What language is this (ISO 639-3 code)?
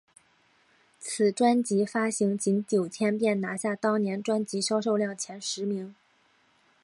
zho